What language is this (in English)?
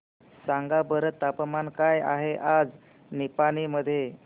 Marathi